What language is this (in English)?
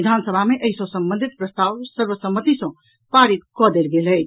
Maithili